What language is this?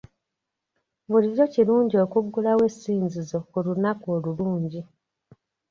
Ganda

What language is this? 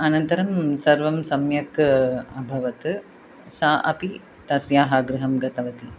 Sanskrit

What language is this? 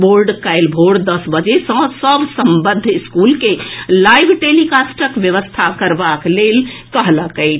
Maithili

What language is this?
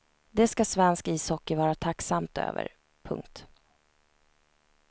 Swedish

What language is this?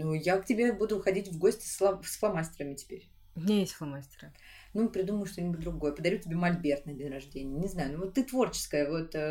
Russian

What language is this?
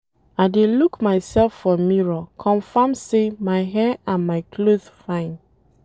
Nigerian Pidgin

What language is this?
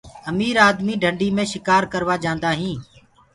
Gurgula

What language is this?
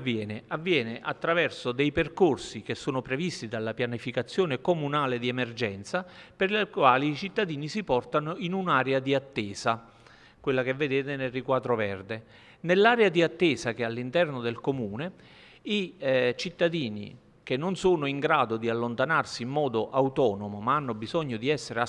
Italian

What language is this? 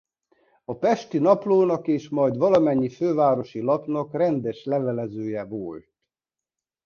Hungarian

